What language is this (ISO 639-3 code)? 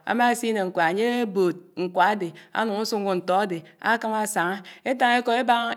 anw